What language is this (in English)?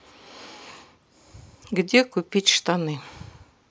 Russian